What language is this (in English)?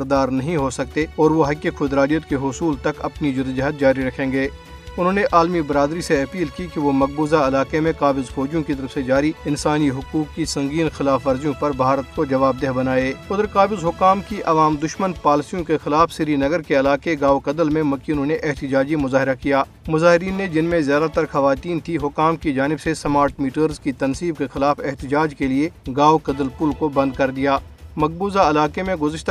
Urdu